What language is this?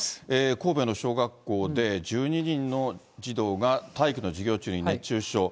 Japanese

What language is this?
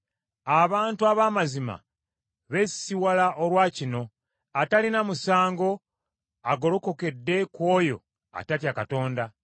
Ganda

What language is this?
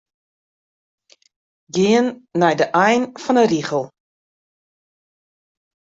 Western Frisian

